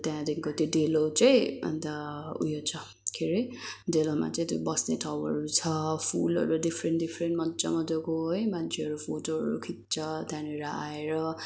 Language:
Nepali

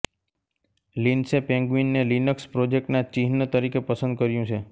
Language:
Gujarati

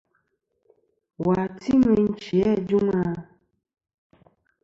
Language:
Kom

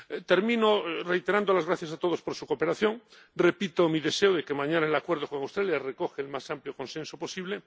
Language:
Spanish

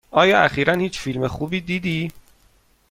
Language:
Persian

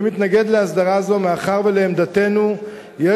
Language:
Hebrew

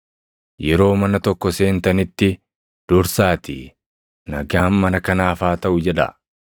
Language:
Oromo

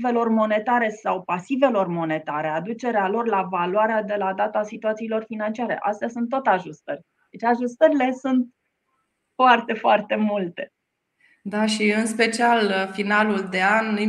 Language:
Romanian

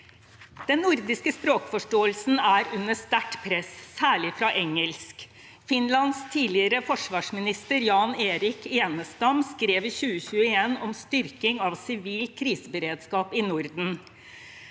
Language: Norwegian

